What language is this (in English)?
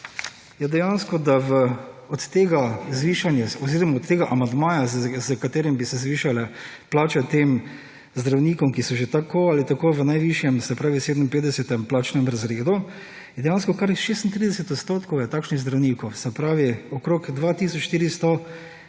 Slovenian